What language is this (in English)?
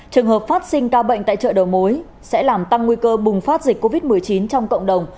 Vietnamese